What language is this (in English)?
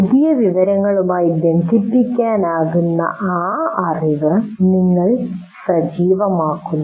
Malayalam